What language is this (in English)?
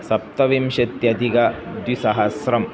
Sanskrit